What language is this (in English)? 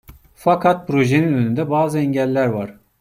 Turkish